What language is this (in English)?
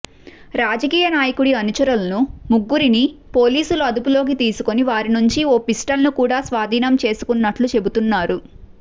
Telugu